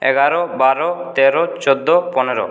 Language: Bangla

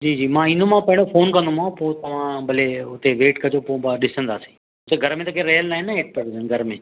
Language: Sindhi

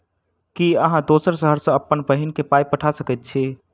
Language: Maithili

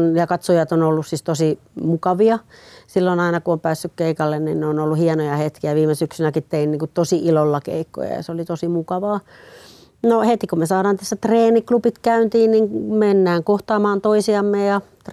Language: Finnish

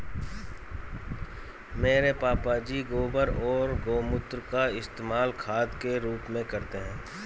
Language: Hindi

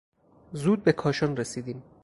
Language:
Persian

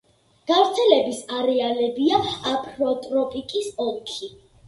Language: Georgian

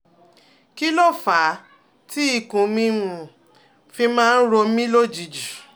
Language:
Yoruba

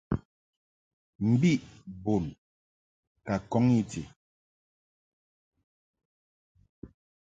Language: Mungaka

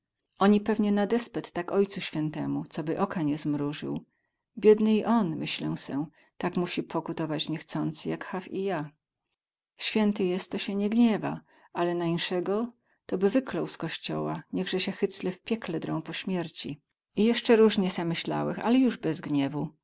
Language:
Polish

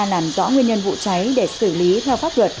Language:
Vietnamese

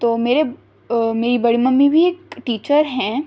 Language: Urdu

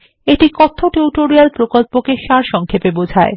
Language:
Bangla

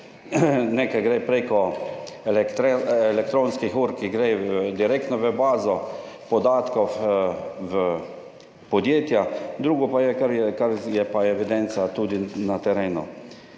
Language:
Slovenian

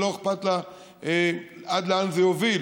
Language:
Hebrew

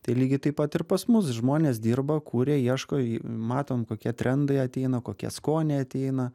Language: Lithuanian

